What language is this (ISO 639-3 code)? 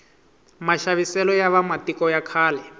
tso